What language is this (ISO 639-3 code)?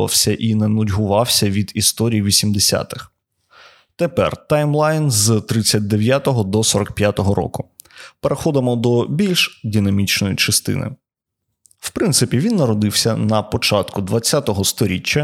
ukr